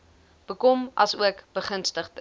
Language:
Afrikaans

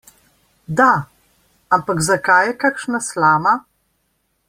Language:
Slovenian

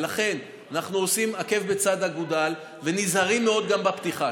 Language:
Hebrew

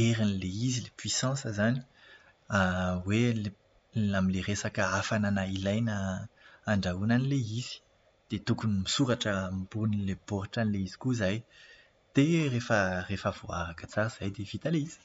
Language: Malagasy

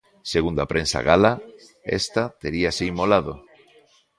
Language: Galician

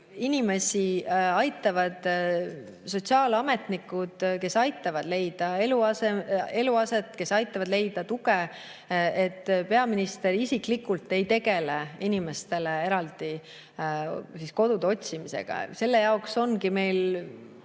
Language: Estonian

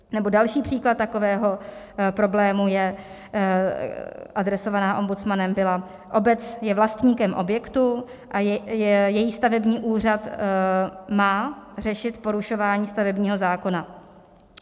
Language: Czech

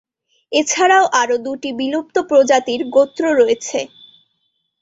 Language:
Bangla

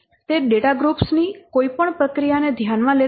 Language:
Gujarati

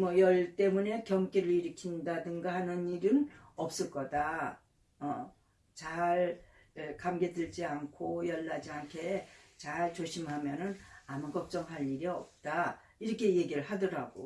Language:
Korean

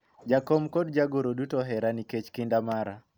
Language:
Luo (Kenya and Tanzania)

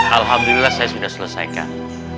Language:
Indonesian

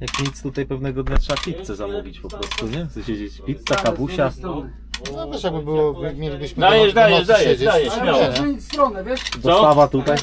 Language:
Polish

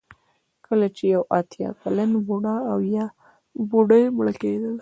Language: Pashto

